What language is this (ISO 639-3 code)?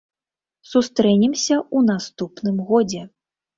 bel